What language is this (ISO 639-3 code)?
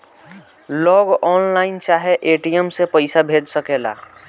bho